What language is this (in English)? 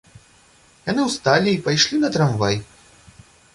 Belarusian